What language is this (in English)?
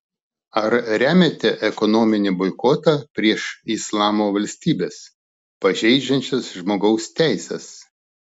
Lithuanian